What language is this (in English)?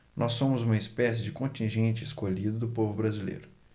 Portuguese